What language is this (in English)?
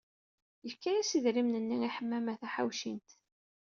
Kabyle